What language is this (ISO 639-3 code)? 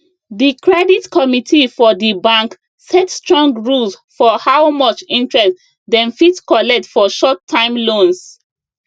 pcm